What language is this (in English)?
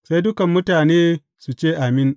Hausa